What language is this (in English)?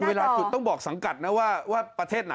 Thai